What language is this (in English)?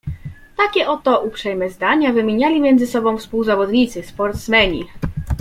Polish